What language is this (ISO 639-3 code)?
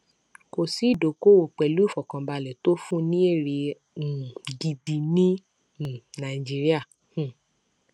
yor